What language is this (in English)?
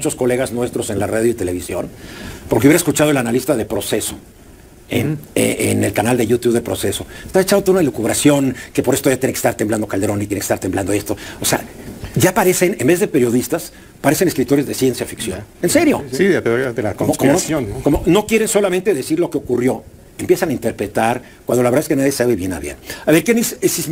Spanish